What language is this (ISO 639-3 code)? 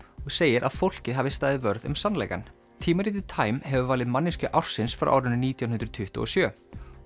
isl